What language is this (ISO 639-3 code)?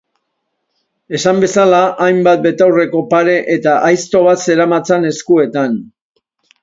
eus